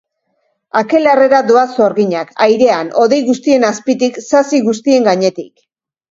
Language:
Basque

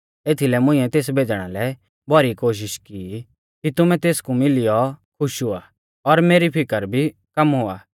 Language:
Mahasu Pahari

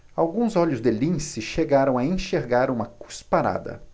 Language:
Portuguese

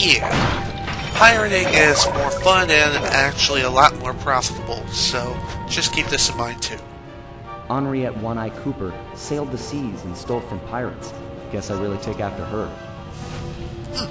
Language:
English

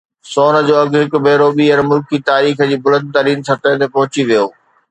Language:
Sindhi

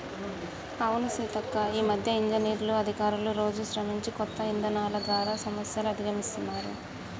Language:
Telugu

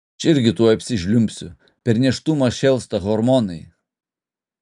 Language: Lithuanian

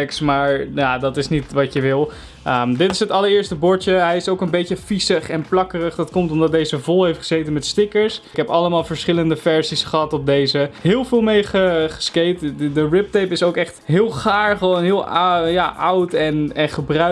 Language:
Dutch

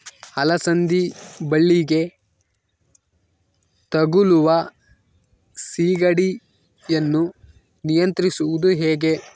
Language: Kannada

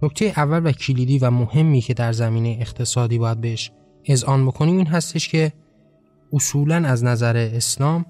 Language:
Persian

